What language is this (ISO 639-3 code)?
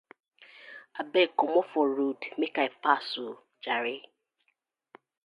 pcm